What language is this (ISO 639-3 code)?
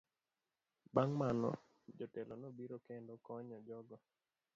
luo